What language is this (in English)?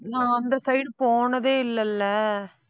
Tamil